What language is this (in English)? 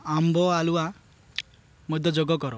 Odia